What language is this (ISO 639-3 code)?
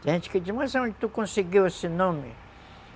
por